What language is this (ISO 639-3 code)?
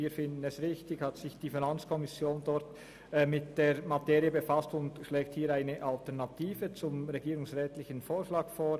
gsw